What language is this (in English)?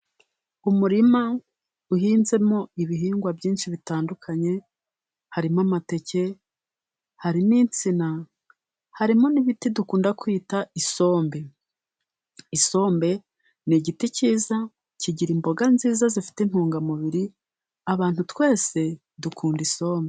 Kinyarwanda